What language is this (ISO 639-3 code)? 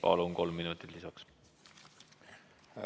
est